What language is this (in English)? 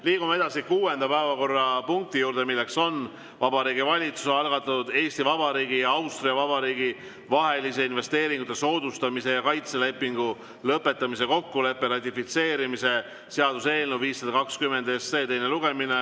Estonian